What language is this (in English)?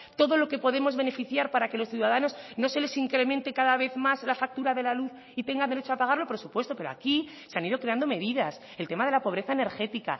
Spanish